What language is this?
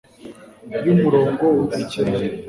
Kinyarwanda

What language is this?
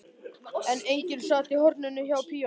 Icelandic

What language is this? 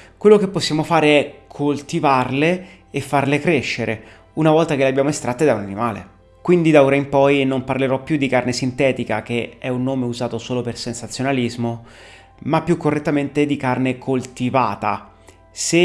Italian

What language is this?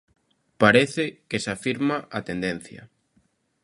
Galician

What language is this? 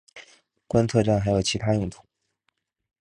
Chinese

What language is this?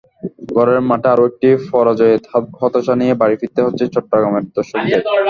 Bangla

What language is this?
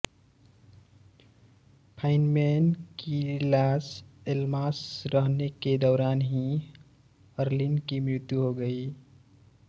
Hindi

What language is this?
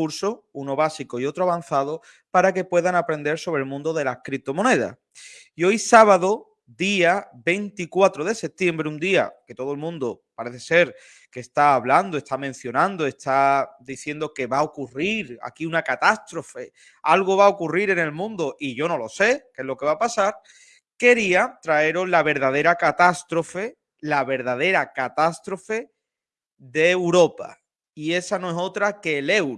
Spanish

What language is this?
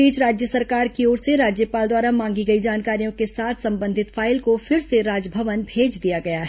Hindi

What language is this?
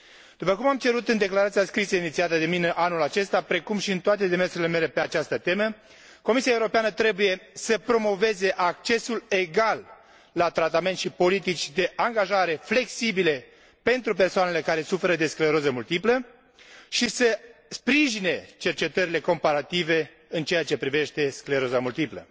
Romanian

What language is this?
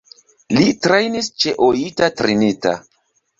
Esperanto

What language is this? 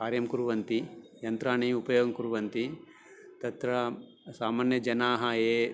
Sanskrit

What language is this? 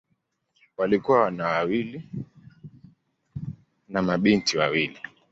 Swahili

